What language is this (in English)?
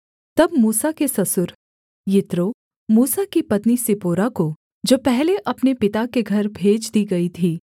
Hindi